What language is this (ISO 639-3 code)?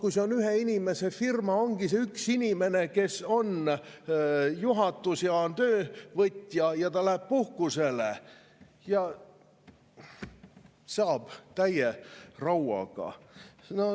est